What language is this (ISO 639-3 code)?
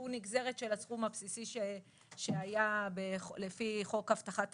heb